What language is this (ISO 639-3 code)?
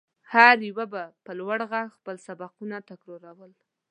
pus